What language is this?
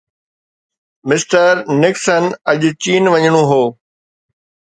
Sindhi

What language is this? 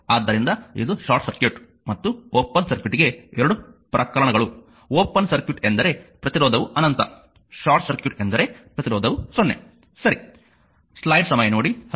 Kannada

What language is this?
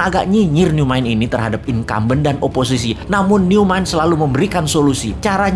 Indonesian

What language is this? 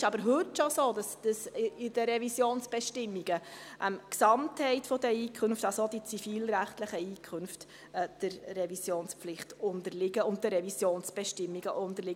Swiss German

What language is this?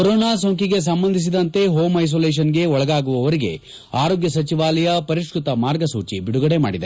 Kannada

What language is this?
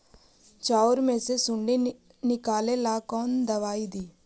Magahi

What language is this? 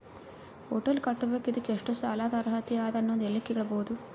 Kannada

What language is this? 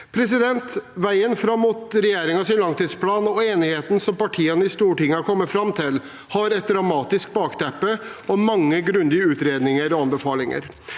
Norwegian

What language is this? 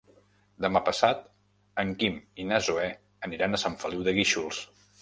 Catalan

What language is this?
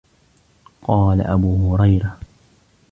Arabic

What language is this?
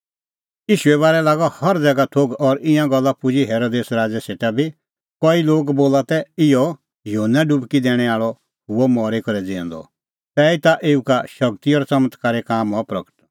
Kullu Pahari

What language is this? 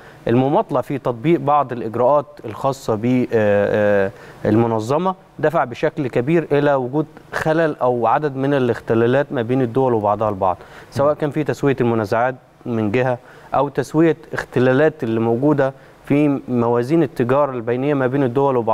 Arabic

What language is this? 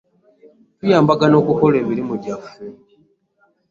Ganda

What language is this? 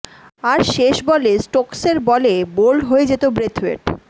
Bangla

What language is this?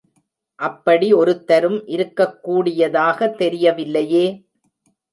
Tamil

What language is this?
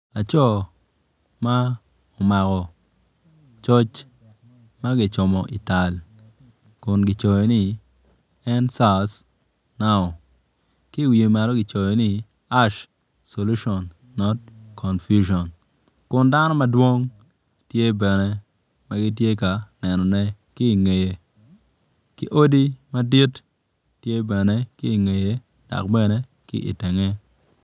Acoli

